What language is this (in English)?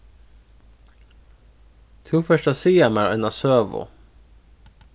Faroese